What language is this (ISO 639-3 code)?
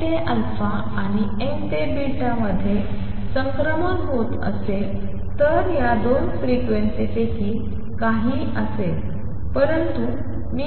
mar